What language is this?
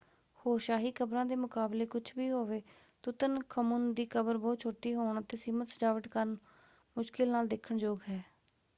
Punjabi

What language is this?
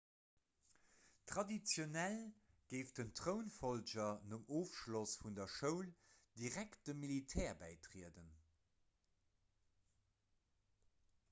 Luxembourgish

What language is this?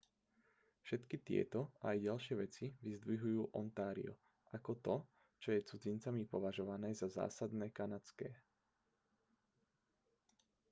Slovak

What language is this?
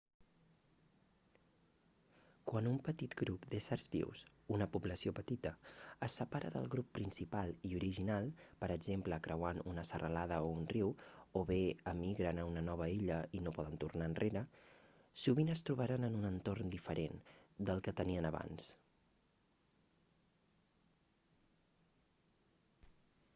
Catalan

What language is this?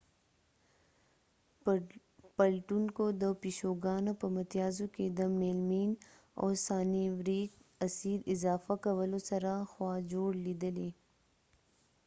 Pashto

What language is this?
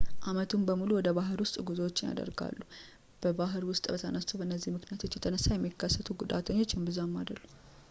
Amharic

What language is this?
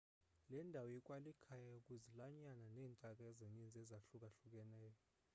Xhosa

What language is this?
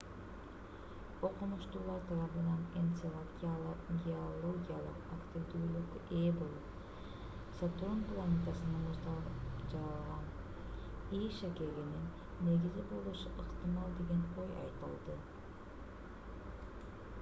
Kyrgyz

